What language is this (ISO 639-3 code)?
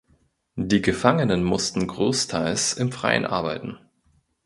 deu